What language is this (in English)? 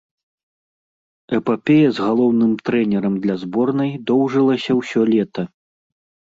Belarusian